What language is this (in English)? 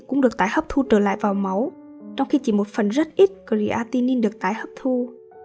Vietnamese